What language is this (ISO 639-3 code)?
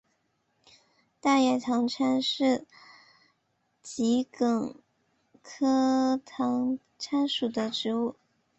zho